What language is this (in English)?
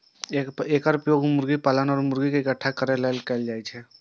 Maithili